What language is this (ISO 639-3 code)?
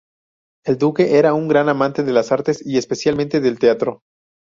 spa